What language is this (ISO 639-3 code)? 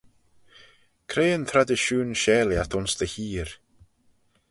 glv